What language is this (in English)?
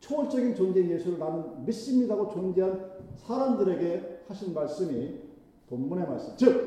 Korean